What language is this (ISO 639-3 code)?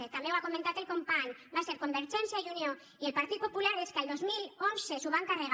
cat